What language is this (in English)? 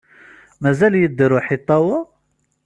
Kabyle